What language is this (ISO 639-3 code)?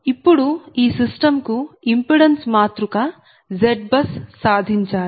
tel